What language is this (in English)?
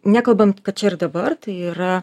Lithuanian